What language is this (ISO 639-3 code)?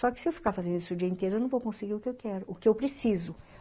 por